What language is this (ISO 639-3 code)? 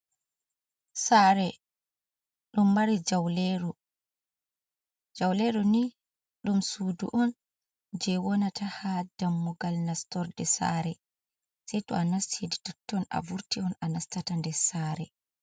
ful